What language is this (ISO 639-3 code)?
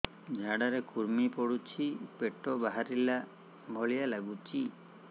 ori